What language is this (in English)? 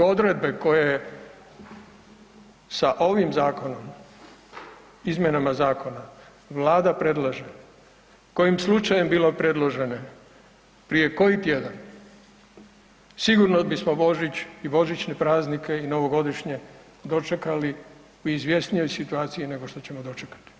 Croatian